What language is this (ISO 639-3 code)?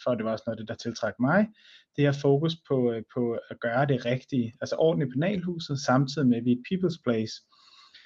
dan